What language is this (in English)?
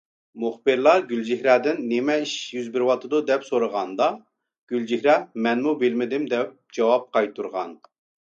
Uyghur